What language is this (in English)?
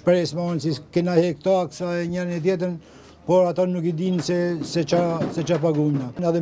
Romanian